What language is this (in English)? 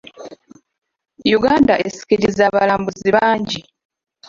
Ganda